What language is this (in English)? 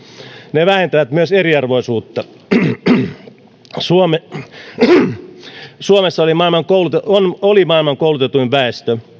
Finnish